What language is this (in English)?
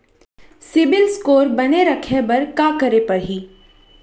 Chhattisgarhi